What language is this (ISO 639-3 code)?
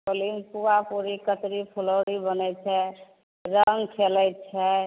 mai